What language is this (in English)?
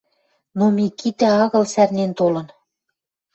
Western Mari